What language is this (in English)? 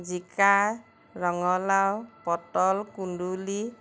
Assamese